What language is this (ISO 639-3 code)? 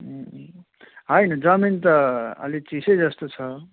nep